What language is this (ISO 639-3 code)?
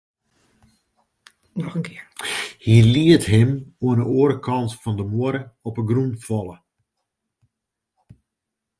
fry